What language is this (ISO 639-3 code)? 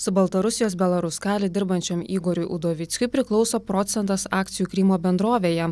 lit